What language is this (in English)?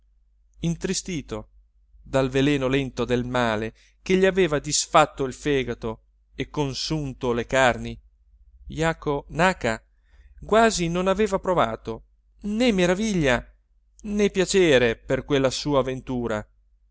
Italian